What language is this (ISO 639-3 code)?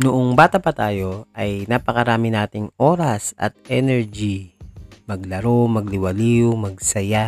fil